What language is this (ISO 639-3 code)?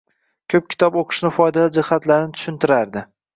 uzb